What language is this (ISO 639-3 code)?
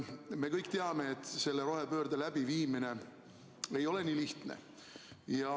est